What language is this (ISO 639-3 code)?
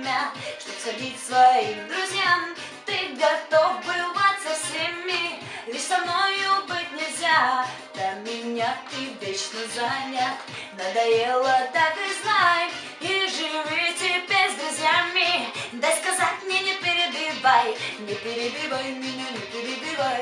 ukr